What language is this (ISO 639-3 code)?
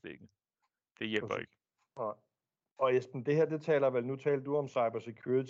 dan